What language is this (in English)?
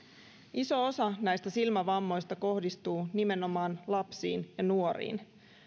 Finnish